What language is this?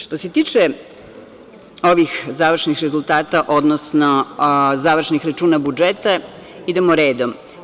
Serbian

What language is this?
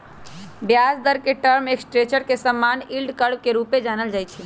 Magahi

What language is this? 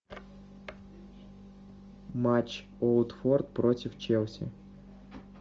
Russian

